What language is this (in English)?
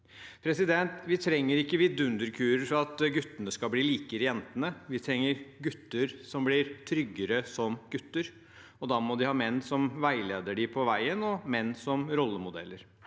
Norwegian